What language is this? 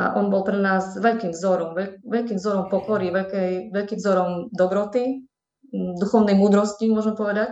Slovak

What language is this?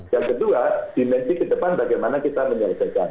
Indonesian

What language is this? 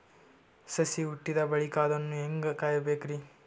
Kannada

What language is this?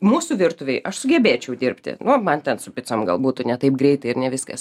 Lithuanian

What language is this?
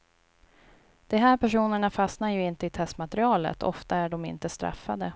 Swedish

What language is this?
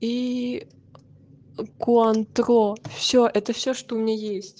Russian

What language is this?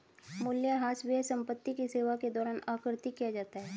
Hindi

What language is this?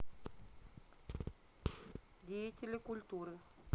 Russian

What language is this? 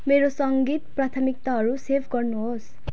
Nepali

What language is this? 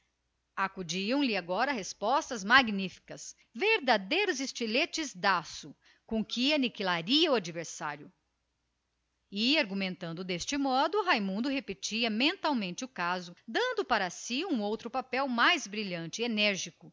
Portuguese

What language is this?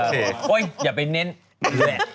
Thai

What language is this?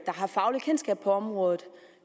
Danish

